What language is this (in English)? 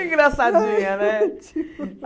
Portuguese